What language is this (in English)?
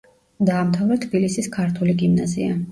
Georgian